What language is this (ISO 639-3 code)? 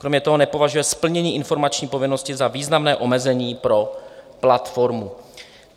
ces